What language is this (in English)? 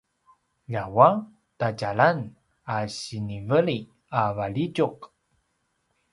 Paiwan